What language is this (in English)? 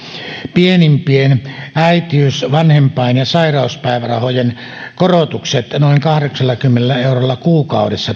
Finnish